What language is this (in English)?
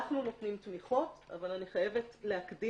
Hebrew